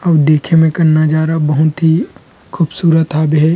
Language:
Chhattisgarhi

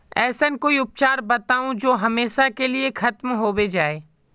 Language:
Magahi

